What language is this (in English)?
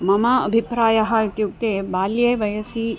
Sanskrit